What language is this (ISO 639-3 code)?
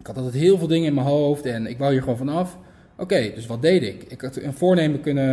nld